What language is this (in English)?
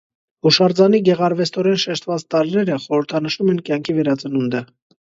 Armenian